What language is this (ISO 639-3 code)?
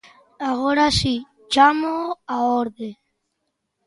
glg